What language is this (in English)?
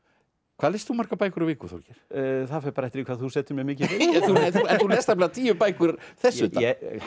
Icelandic